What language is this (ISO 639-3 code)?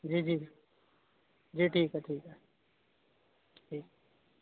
urd